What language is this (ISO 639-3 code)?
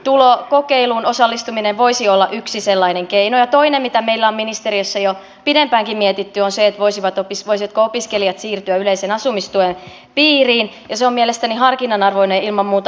fin